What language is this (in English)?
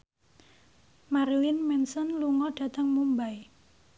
Javanese